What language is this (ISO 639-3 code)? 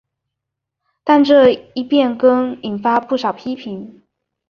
zho